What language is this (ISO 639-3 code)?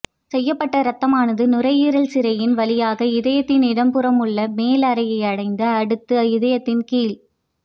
tam